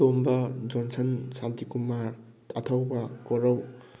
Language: Manipuri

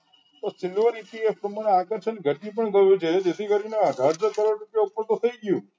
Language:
Gujarati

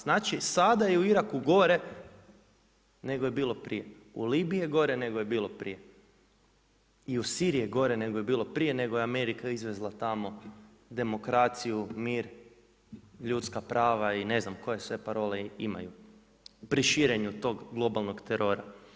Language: Croatian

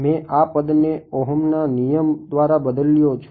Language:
Gujarati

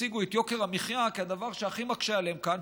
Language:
Hebrew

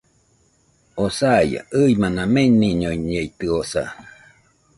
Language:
Nüpode Huitoto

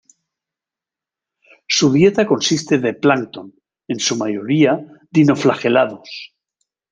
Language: Spanish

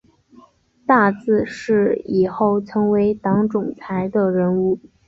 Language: Chinese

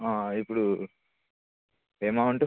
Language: Telugu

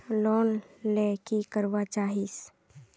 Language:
Magahi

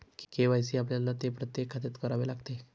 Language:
Marathi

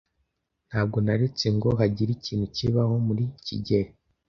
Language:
Kinyarwanda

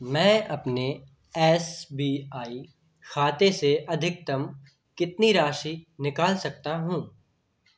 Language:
Hindi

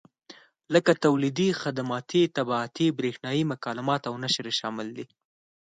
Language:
Pashto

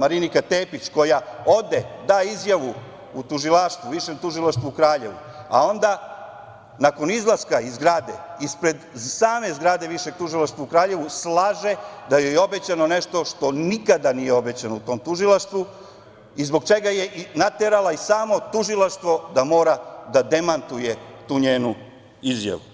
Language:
Serbian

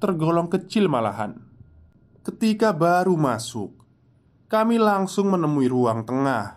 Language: Indonesian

